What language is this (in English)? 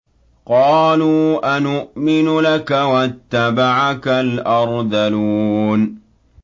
Arabic